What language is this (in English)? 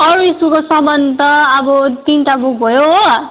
Nepali